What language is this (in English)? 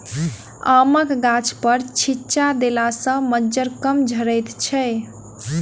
Maithili